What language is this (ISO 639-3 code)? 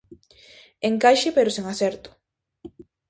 glg